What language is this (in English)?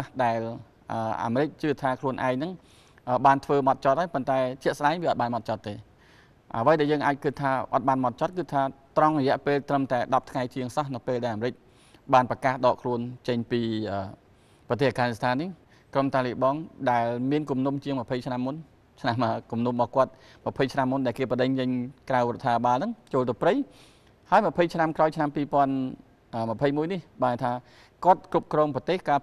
Thai